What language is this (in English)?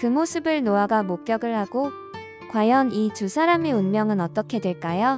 Korean